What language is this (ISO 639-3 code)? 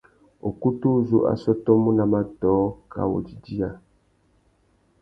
bag